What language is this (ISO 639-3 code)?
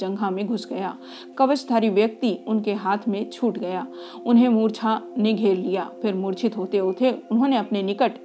hin